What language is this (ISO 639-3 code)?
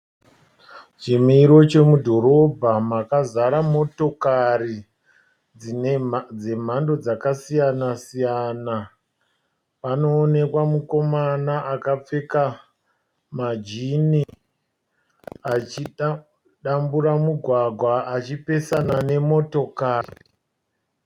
sna